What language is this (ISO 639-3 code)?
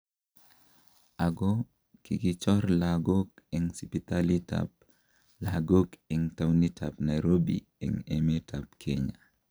kln